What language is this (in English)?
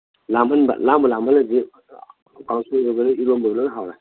Manipuri